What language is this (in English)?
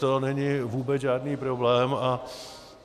Czech